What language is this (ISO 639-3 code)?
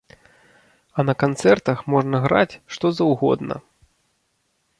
bel